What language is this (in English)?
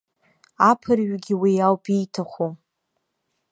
Abkhazian